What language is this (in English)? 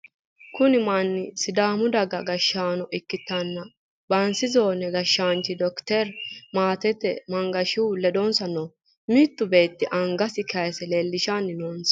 Sidamo